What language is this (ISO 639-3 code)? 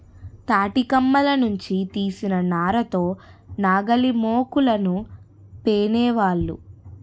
tel